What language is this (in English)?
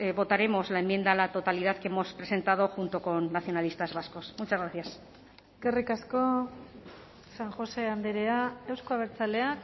Spanish